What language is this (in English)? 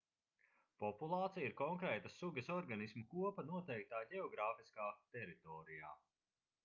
Latvian